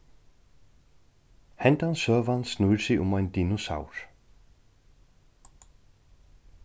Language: Faroese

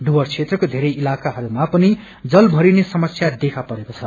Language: Nepali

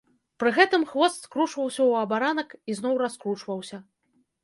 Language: Belarusian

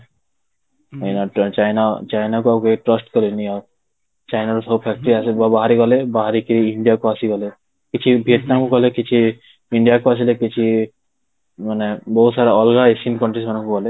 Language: Odia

